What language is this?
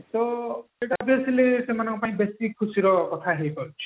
Odia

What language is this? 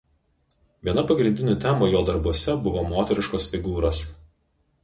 Lithuanian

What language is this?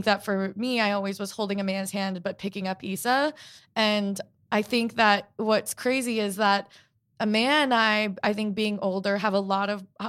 English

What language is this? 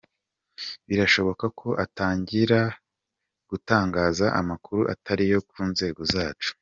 Kinyarwanda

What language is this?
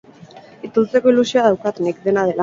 Basque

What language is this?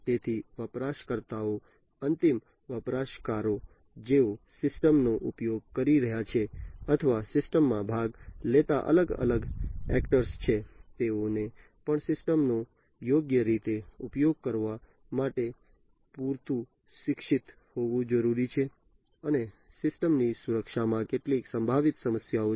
Gujarati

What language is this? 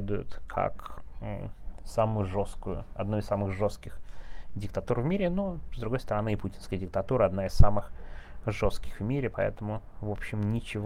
Russian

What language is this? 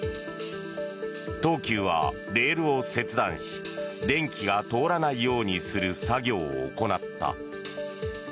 Japanese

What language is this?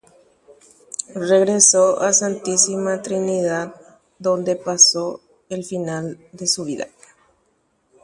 Guarani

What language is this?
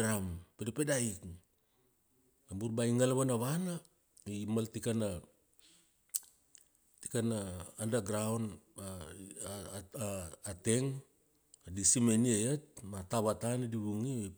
Kuanua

